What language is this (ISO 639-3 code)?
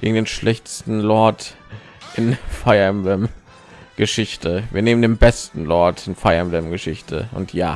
deu